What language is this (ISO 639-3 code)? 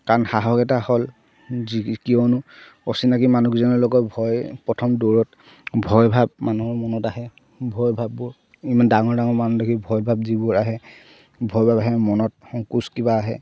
asm